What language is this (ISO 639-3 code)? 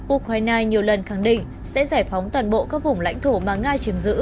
vie